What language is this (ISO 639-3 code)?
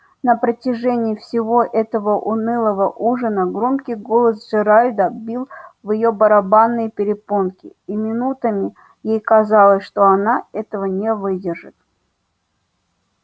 rus